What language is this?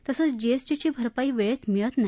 Marathi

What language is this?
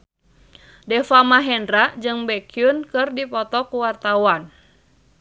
Sundanese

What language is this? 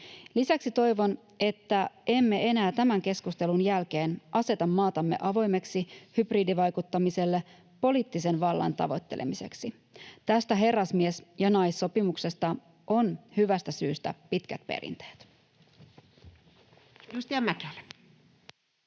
Finnish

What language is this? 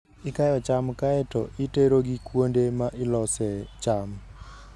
Luo (Kenya and Tanzania)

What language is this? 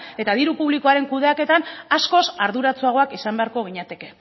Basque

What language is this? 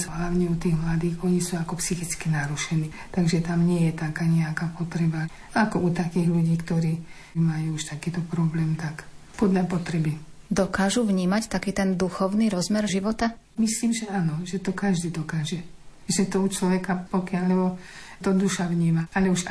Slovak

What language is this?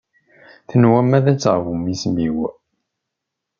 Kabyle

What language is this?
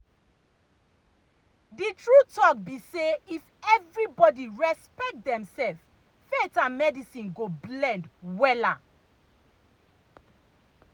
Nigerian Pidgin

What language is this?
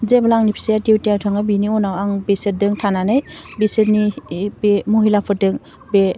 Bodo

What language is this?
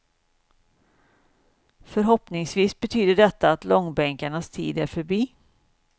Swedish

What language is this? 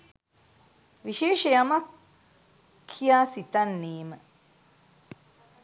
Sinhala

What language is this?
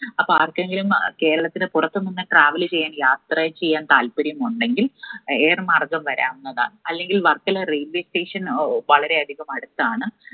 Malayalam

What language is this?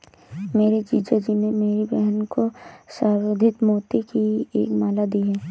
Hindi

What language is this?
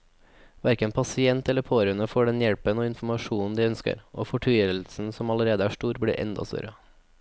Norwegian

